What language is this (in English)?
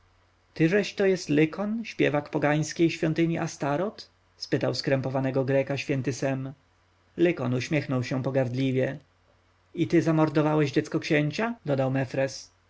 Polish